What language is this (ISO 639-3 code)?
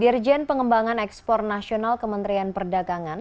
ind